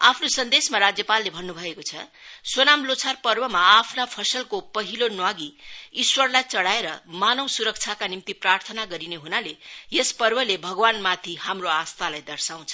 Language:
Nepali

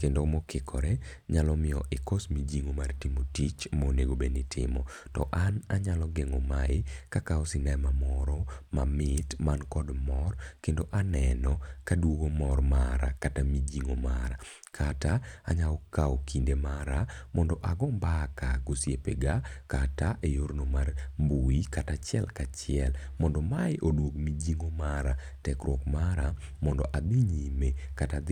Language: Luo (Kenya and Tanzania)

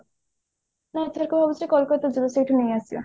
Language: Odia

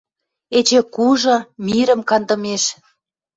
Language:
Western Mari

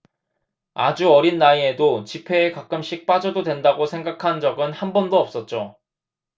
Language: Korean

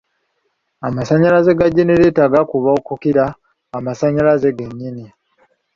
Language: Ganda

